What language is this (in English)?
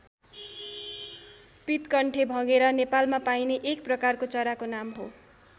Nepali